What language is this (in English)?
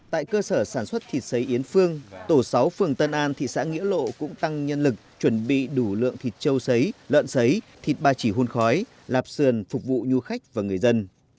Vietnamese